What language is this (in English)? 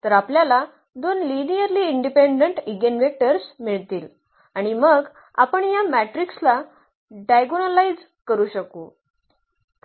Marathi